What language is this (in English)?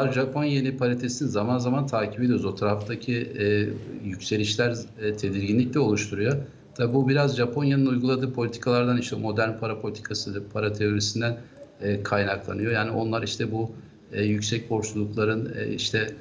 Turkish